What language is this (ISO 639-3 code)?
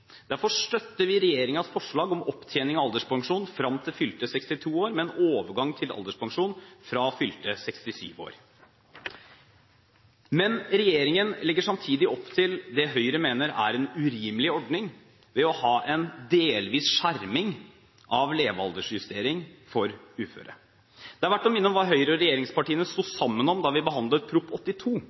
nob